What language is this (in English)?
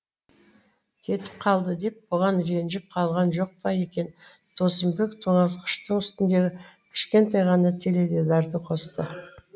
Kazakh